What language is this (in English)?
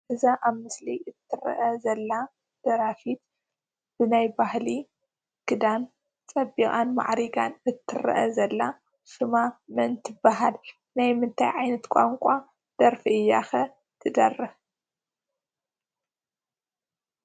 Tigrinya